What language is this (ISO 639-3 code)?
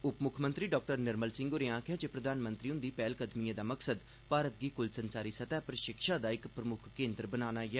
doi